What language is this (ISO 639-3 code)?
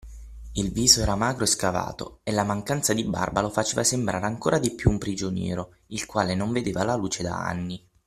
ita